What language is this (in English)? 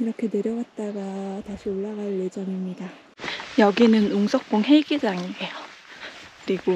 Korean